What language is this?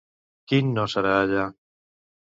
Catalan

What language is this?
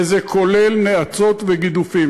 Hebrew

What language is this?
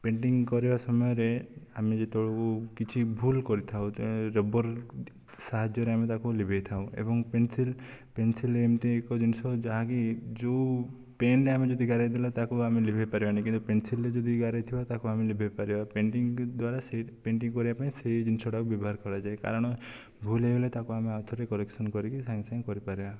Odia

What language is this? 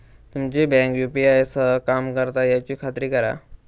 Marathi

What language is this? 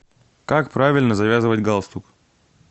Russian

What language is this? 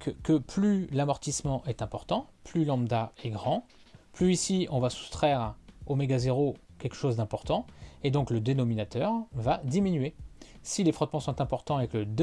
French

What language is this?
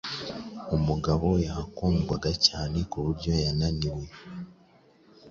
Kinyarwanda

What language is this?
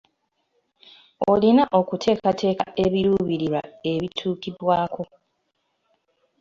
Ganda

